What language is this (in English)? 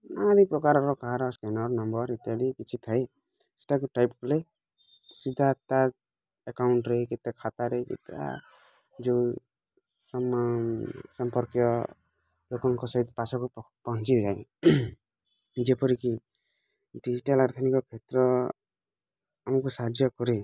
Odia